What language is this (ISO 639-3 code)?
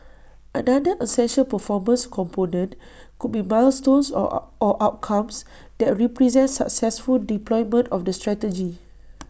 eng